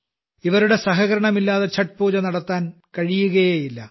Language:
Malayalam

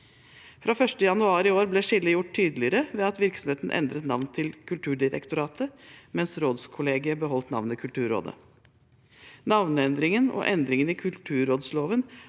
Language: Norwegian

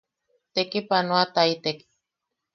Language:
Yaqui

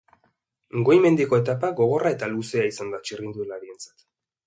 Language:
Basque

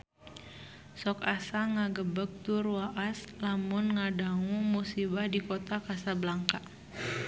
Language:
Sundanese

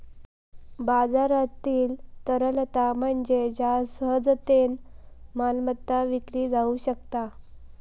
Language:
Marathi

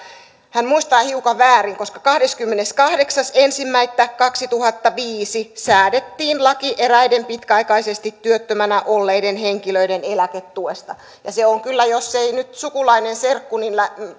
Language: Finnish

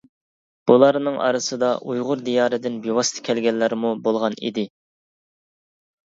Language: Uyghur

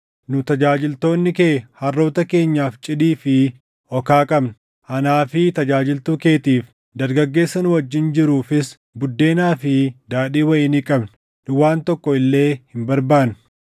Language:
Oromo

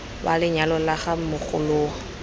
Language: Tswana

